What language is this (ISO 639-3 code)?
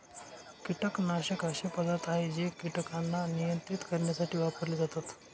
mar